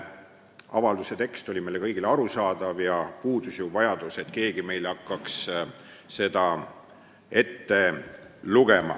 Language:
Estonian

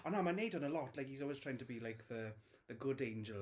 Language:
Welsh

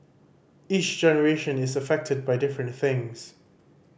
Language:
English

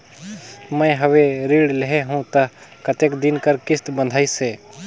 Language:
Chhattisgarhi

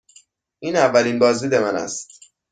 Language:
Persian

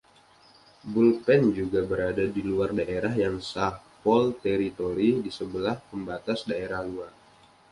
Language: Indonesian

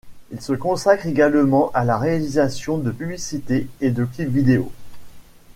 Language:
French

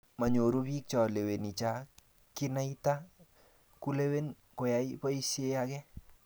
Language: Kalenjin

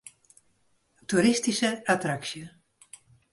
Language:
Western Frisian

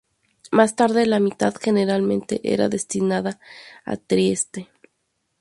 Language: Spanish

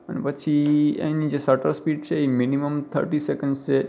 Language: Gujarati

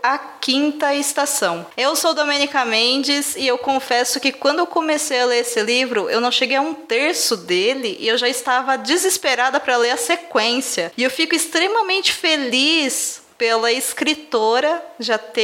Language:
Portuguese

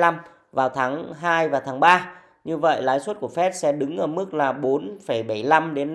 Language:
Vietnamese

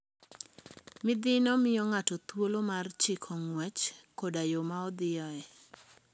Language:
Luo (Kenya and Tanzania)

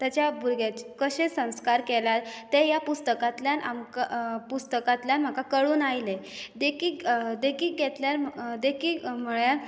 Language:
Konkani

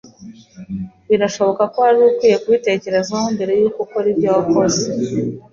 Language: Kinyarwanda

